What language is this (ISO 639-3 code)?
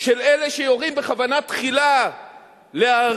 heb